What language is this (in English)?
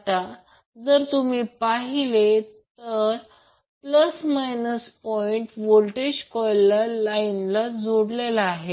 Marathi